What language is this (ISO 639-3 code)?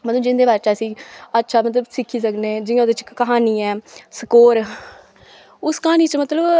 doi